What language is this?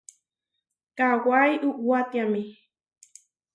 Huarijio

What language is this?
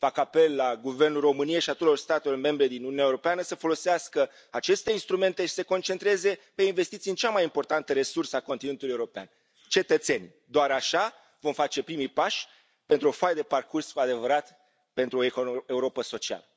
Romanian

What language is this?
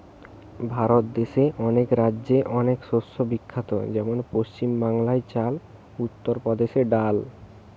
Bangla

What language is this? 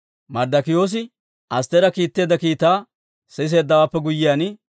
Dawro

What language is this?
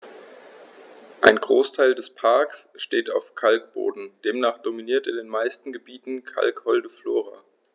German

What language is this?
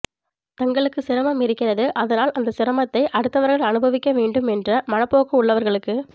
Tamil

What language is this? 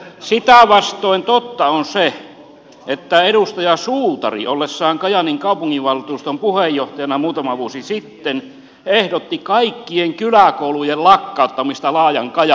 Finnish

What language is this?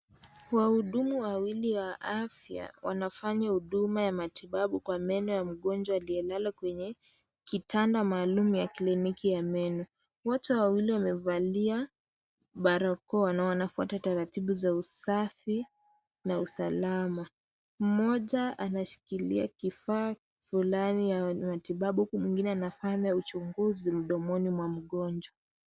Swahili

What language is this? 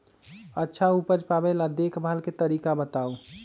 Magahi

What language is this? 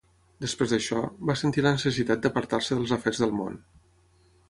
Catalan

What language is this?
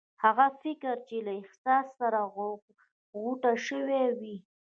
Pashto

